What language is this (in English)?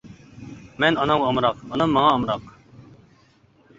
Uyghur